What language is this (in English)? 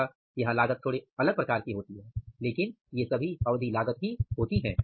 Hindi